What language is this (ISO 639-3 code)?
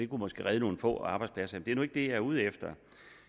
dan